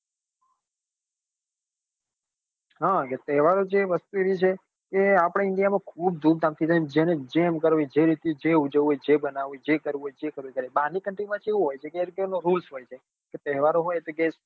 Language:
Gujarati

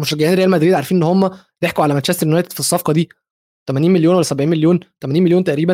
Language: Arabic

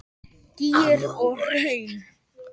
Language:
Icelandic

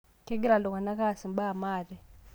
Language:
Masai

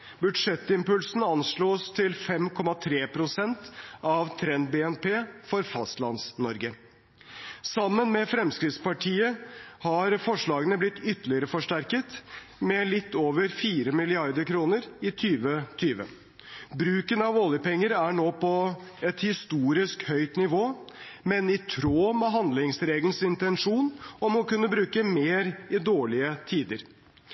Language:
Norwegian Bokmål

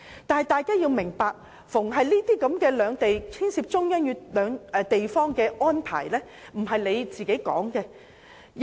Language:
Cantonese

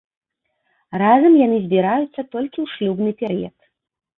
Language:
Belarusian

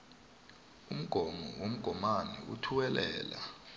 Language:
South Ndebele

